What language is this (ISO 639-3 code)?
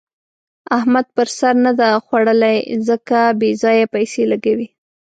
pus